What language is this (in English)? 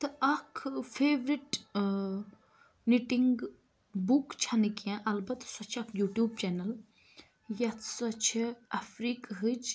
Kashmiri